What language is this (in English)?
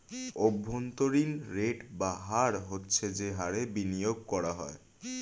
Bangla